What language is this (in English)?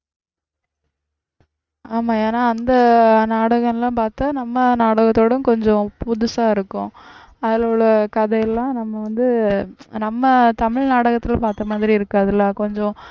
Tamil